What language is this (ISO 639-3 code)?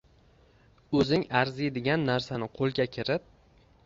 uzb